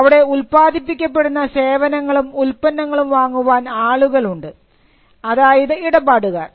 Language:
Malayalam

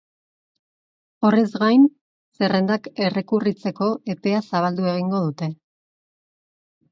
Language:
Basque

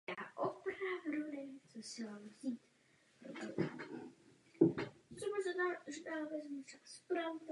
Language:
Czech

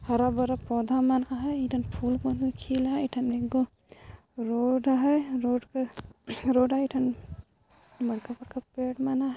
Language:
Sadri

